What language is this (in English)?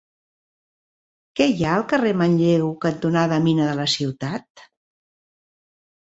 Catalan